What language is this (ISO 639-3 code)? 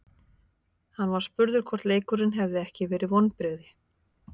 isl